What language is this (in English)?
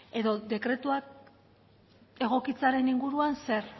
Basque